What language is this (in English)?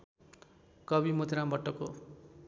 Nepali